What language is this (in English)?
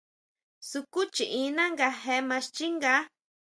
Huautla Mazatec